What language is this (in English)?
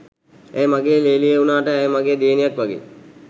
Sinhala